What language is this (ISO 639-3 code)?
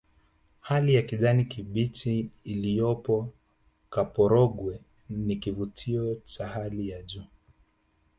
swa